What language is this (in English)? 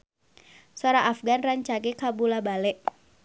Sundanese